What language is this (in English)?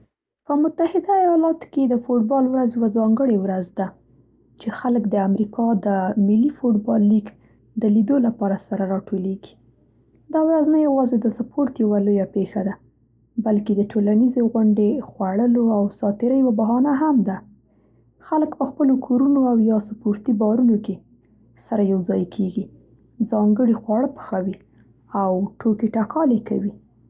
Central Pashto